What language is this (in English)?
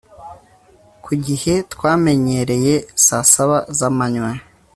Kinyarwanda